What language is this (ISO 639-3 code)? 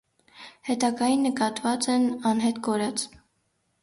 hye